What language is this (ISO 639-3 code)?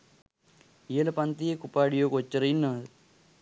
sin